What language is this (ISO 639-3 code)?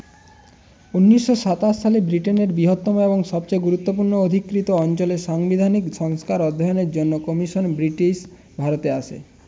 ben